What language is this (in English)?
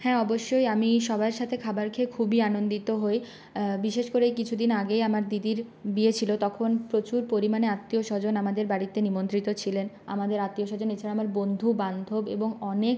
Bangla